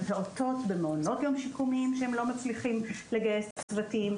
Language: Hebrew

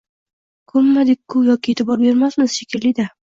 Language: Uzbek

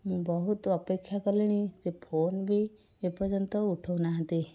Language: Odia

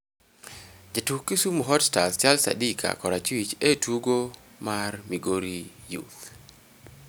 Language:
Luo (Kenya and Tanzania)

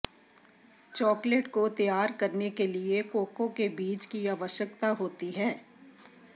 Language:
Hindi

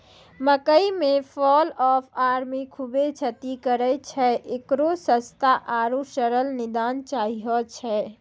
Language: Maithili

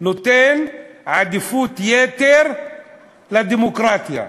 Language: Hebrew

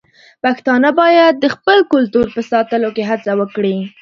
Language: Pashto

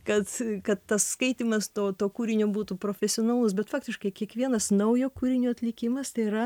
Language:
Lithuanian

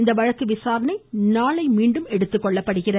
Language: Tamil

